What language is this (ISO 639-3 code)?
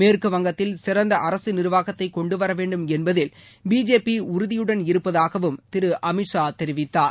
tam